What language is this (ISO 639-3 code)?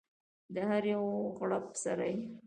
pus